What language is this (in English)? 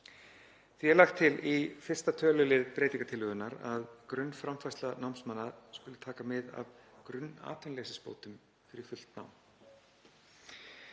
Icelandic